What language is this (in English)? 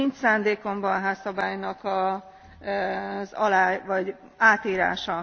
Hungarian